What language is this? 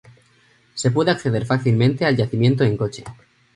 Spanish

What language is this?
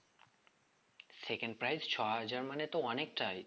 Bangla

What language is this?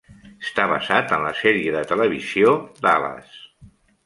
Catalan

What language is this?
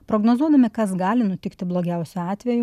Lithuanian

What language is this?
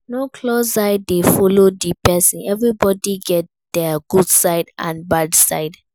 Nigerian Pidgin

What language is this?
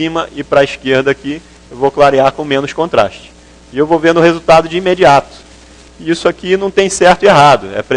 Portuguese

